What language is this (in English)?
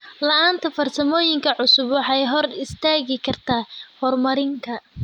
Somali